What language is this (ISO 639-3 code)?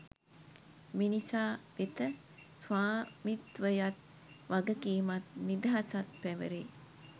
sin